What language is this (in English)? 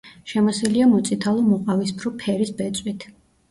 Georgian